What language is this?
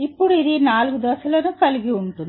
Telugu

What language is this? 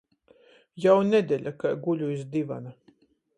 Latgalian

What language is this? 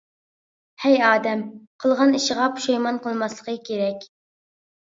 Uyghur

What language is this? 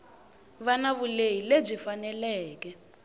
Tsonga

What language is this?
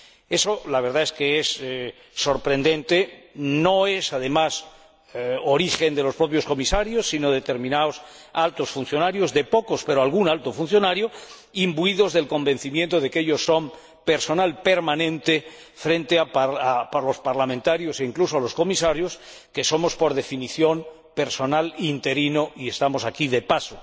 Spanish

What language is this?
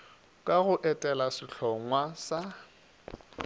Northern Sotho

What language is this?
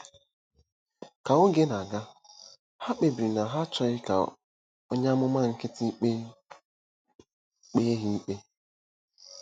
Igbo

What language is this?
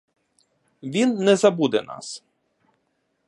Ukrainian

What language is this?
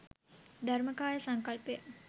Sinhala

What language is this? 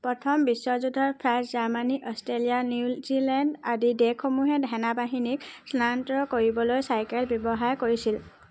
Assamese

